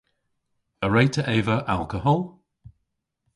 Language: Cornish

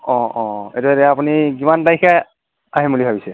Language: Assamese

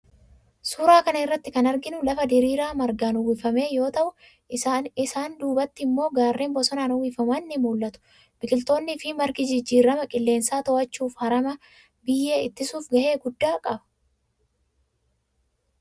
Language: Oromo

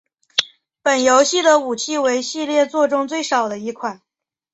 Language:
Chinese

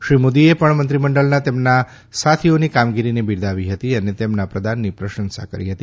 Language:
Gujarati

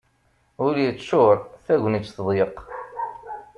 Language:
Kabyle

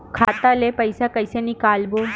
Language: Chhattisgarhi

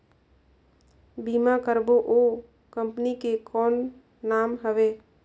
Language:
Chhattisgarhi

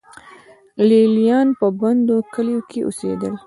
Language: Pashto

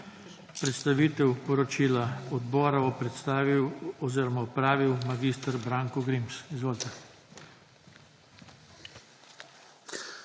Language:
Slovenian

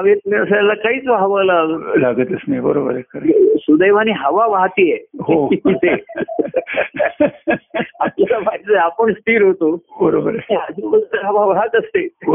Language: Marathi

